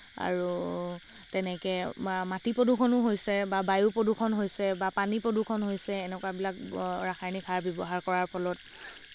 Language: Assamese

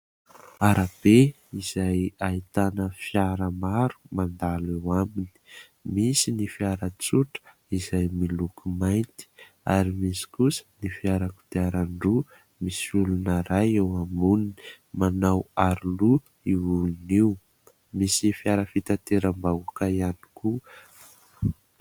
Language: Malagasy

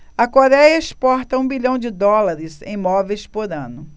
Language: Portuguese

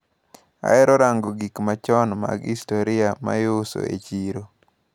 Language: Luo (Kenya and Tanzania)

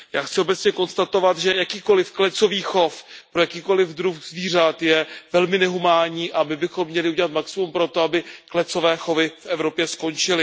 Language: Czech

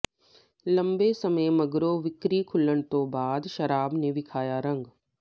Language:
Punjabi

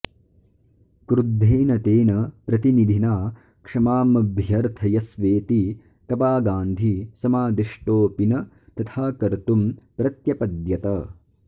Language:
Sanskrit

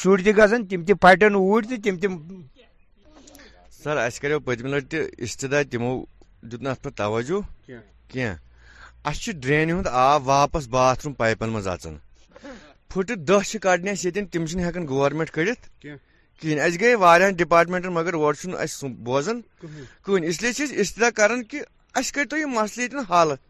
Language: Urdu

